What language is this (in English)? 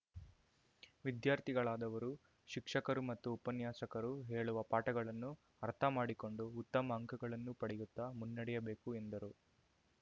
Kannada